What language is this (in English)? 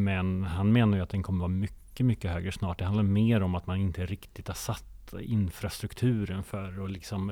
Swedish